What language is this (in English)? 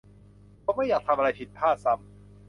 Thai